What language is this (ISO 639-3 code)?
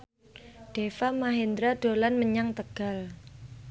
jav